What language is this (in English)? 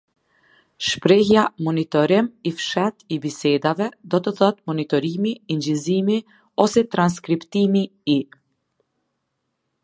Albanian